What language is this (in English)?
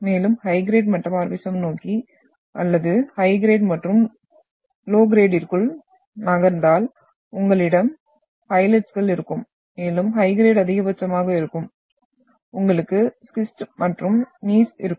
Tamil